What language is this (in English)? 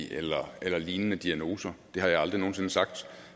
Danish